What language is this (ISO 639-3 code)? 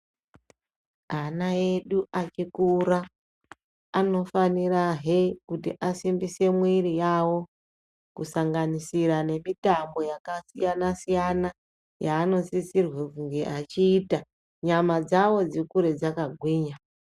ndc